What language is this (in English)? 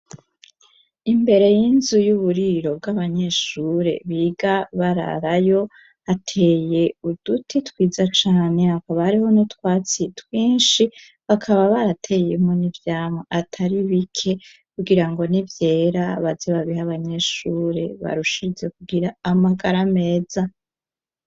Rundi